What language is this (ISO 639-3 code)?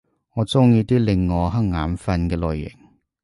yue